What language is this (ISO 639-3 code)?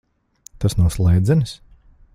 lav